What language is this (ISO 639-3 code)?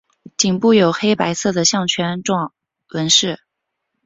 zho